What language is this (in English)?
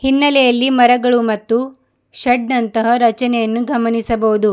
Kannada